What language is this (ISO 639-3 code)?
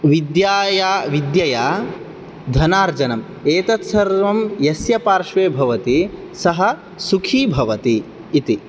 san